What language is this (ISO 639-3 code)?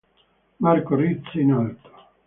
ita